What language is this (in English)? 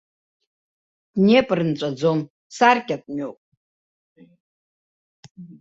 Abkhazian